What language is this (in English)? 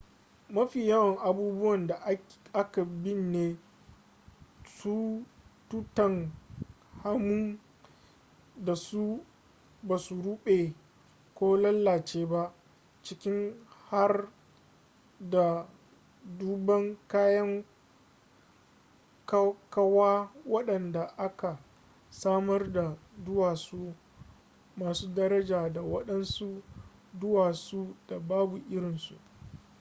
Hausa